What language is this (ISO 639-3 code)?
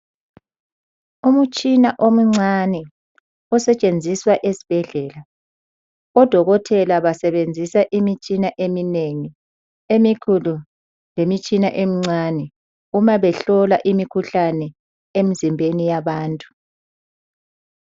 nde